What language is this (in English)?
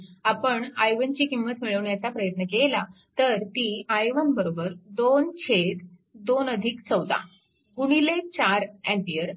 Marathi